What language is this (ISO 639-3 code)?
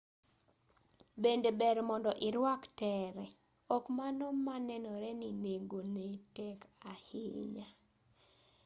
luo